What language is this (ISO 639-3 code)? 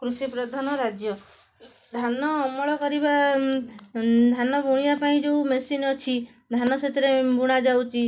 ori